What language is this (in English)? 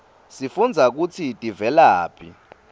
Swati